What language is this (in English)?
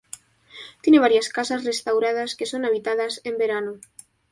Spanish